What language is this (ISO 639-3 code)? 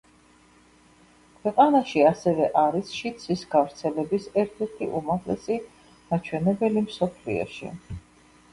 kat